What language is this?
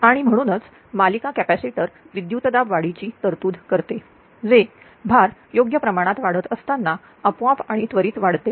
Marathi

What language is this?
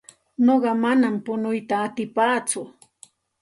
Santa Ana de Tusi Pasco Quechua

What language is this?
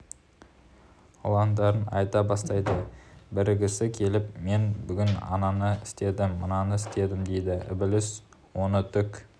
Kazakh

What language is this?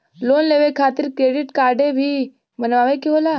Bhojpuri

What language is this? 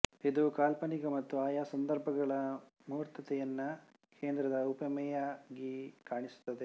Kannada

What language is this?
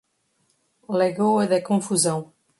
Portuguese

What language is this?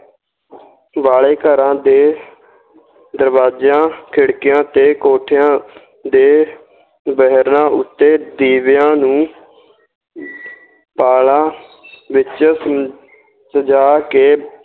Punjabi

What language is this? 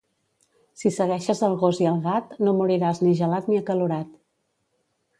Catalan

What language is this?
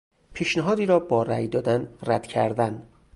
Persian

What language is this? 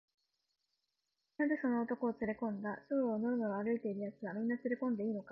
Japanese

